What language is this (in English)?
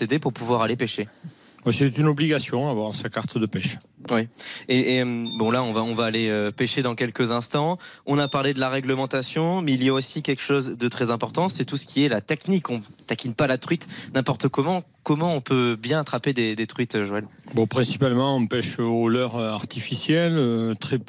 French